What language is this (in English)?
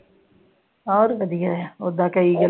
Punjabi